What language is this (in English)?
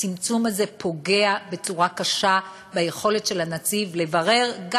Hebrew